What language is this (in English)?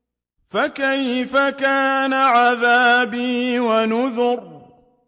Arabic